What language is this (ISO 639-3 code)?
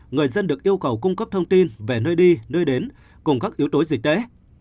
vie